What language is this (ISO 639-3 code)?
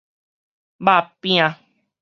nan